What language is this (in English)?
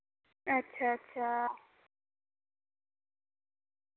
Dogri